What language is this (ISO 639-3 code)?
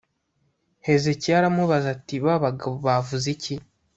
kin